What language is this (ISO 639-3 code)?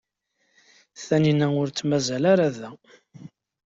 kab